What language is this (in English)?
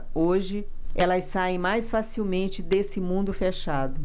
Portuguese